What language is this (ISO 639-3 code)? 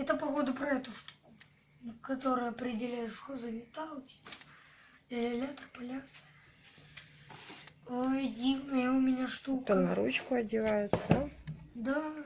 rus